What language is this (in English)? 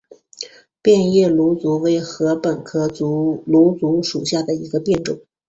Chinese